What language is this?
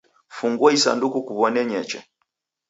Taita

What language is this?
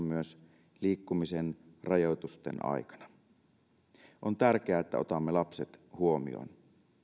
Finnish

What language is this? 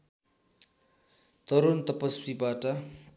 Nepali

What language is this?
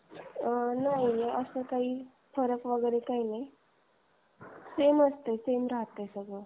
Marathi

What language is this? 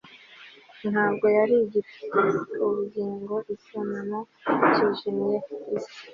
Kinyarwanda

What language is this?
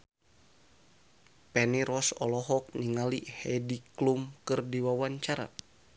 Sundanese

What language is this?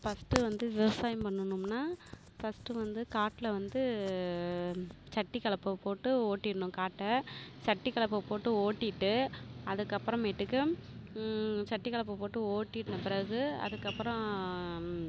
Tamil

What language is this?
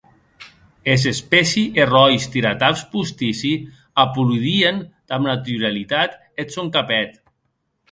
Occitan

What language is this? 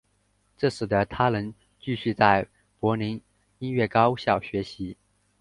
Chinese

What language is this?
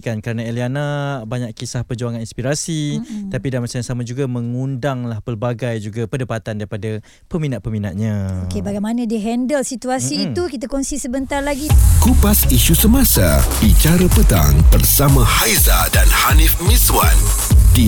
Malay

